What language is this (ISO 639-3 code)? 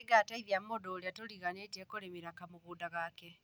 kik